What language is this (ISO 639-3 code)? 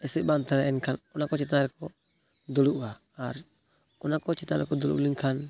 sat